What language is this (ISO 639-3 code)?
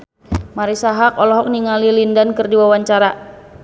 sun